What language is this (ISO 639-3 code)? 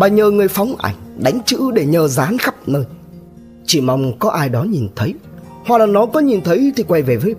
vie